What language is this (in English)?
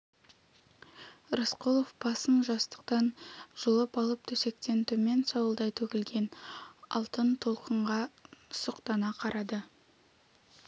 Kazakh